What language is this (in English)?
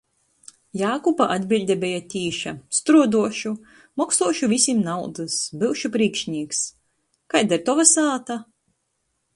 Latgalian